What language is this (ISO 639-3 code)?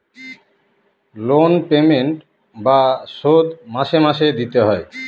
ben